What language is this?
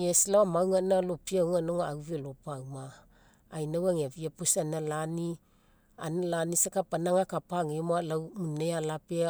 Mekeo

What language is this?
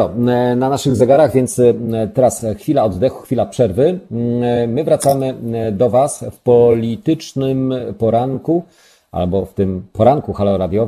Polish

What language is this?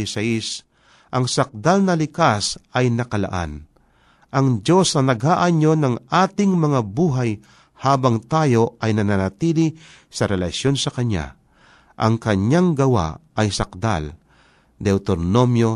Filipino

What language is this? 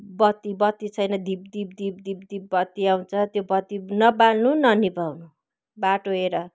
Nepali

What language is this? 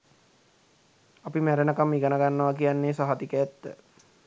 Sinhala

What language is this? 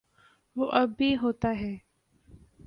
Urdu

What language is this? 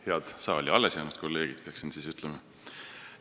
Estonian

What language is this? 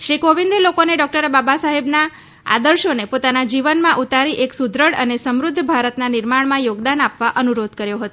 Gujarati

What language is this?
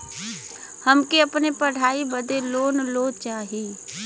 Bhojpuri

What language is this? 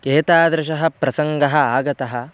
Sanskrit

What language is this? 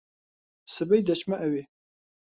Central Kurdish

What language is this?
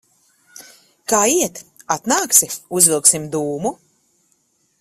Latvian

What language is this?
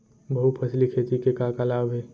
Chhattisgarhi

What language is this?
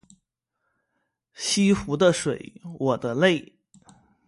Chinese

